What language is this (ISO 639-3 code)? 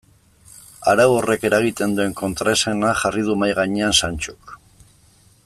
eus